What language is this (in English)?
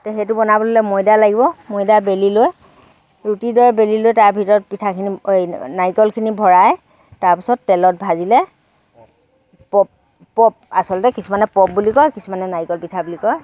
Assamese